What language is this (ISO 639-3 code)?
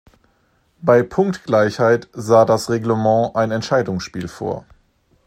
deu